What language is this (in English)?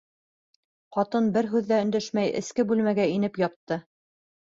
Bashkir